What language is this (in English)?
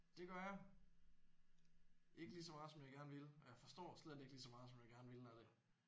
Danish